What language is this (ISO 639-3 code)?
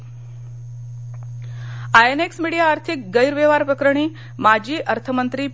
mar